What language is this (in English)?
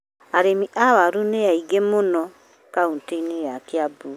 Kikuyu